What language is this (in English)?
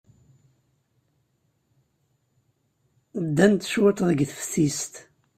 Kabyle